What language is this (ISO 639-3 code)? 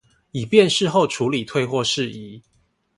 zho